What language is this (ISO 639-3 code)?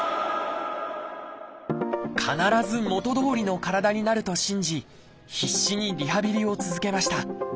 jpn